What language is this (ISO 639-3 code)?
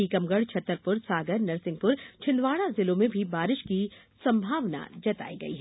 hin